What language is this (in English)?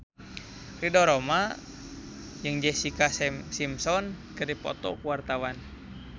Sundanese